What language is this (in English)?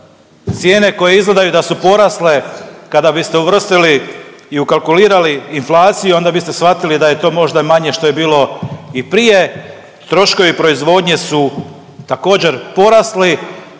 Croatian